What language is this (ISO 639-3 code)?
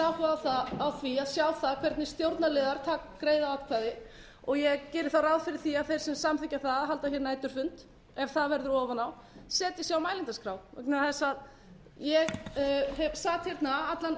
isl